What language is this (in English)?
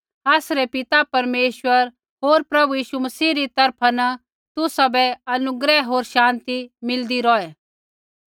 Kullu Pahari